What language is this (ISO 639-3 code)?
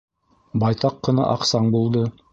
bak